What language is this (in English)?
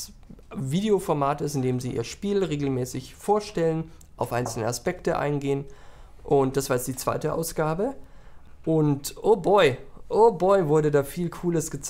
German